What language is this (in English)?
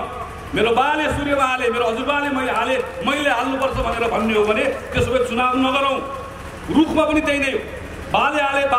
Hindi